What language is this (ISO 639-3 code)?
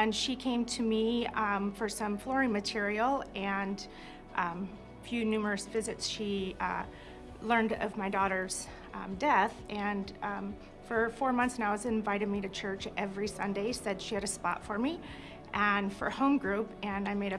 eng